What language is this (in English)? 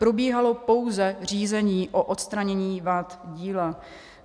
Czech